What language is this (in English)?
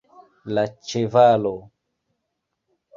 Esperanto